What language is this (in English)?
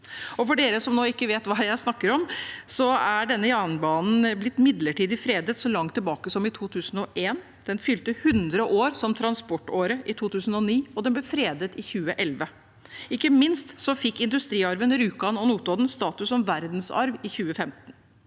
Norwegian